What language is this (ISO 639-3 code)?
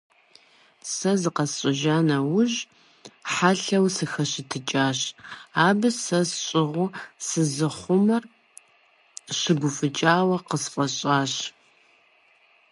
kbd